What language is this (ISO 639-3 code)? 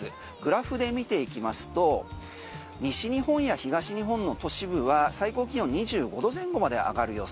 jpn